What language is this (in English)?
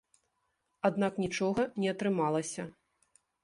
Belarusian